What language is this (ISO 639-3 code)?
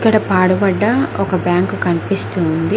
tel